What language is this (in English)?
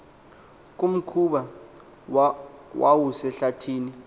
Xhosa